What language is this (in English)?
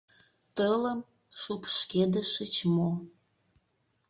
Mari